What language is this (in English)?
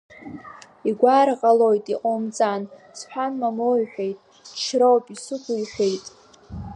Abkhazian